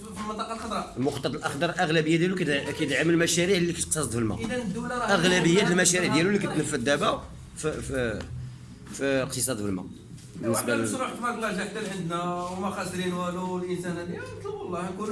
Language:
Arabic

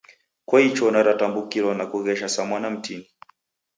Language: Taita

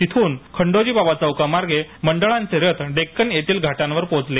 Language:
Marathi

